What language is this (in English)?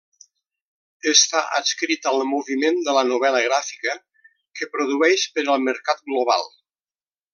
Catalan